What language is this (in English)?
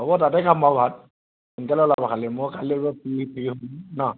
Assamese